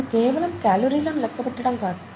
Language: Telugu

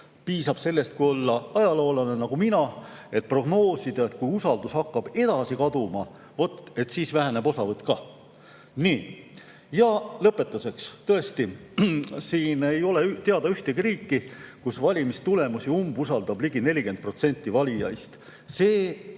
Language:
Estonian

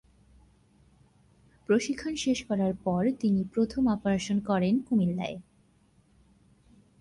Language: Bangla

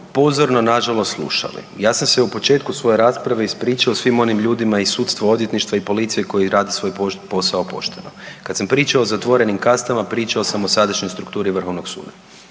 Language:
Croatian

